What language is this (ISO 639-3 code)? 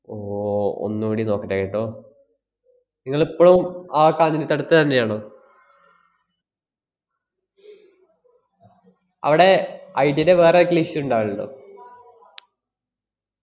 mal